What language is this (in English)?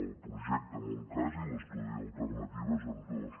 Catalan